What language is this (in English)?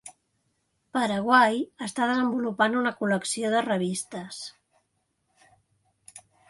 Catalan